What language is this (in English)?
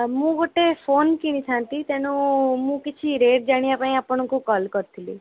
Odia